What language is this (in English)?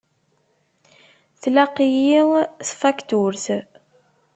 Kabyle